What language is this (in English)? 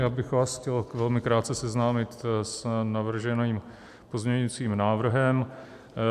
Czech